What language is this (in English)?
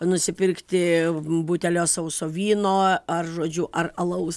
Lithuanian